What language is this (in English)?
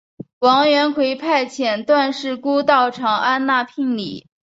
Chinese